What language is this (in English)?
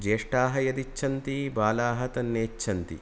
Sanskrit